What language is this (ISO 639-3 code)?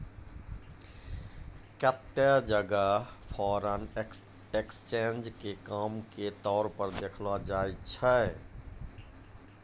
mai